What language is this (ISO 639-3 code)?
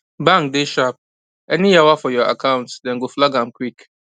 pcm